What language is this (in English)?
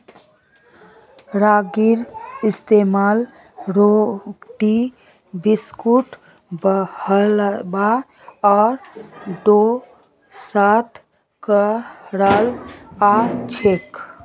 Magahi